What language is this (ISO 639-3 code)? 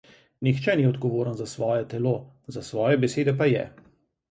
slv